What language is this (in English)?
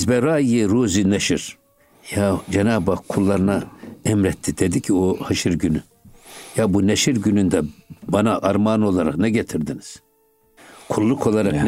Turkish